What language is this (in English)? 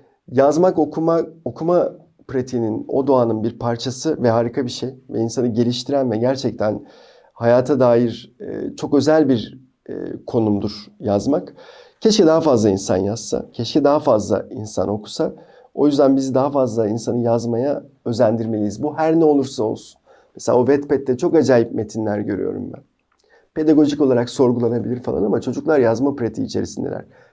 Turkish